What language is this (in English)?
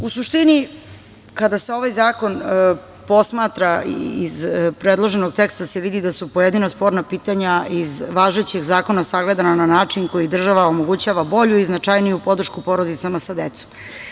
Serbian